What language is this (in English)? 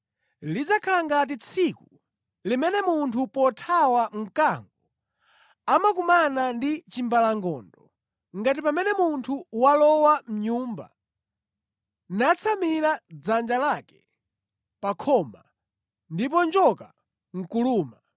Nyanja